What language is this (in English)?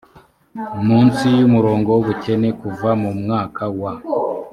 Kinyarwanda